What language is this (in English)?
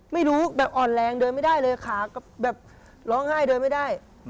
Thai